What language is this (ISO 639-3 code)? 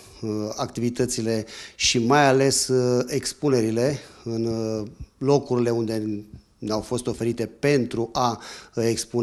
ron